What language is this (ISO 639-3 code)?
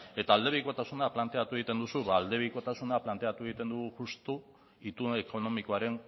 eus